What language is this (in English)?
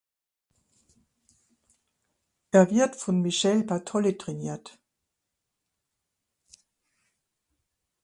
German